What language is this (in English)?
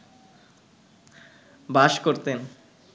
Bangla